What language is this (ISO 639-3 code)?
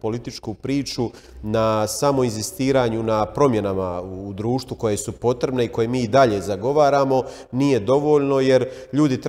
hrv